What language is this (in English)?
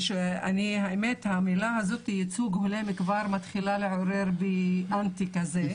Hebrew